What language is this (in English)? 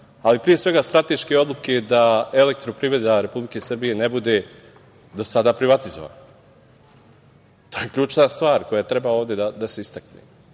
Serbian